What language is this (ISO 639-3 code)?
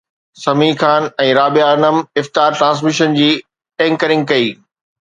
snd